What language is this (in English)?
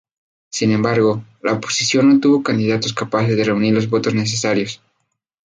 Spanish